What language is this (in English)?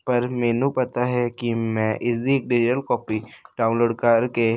Punjabi